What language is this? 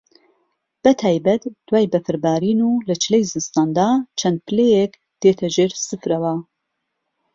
Central Kurdish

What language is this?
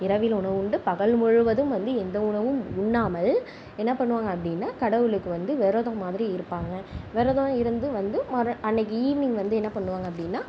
Tamil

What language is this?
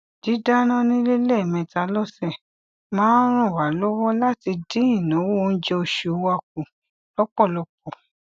Yoruba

